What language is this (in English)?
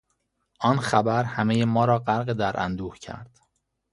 Persian